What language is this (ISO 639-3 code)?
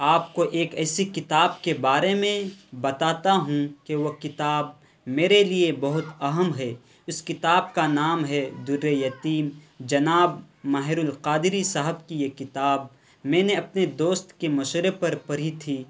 urd